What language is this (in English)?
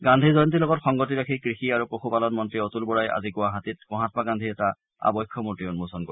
Assamese